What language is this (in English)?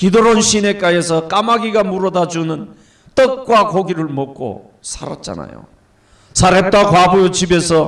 Korean